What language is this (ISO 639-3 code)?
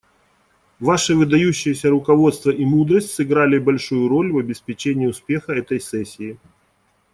rus